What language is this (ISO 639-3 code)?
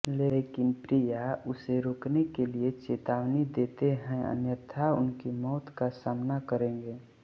hin